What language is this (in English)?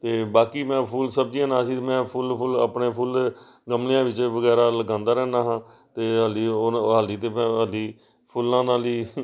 Punjabi